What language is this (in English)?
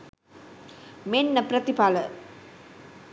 Sinhala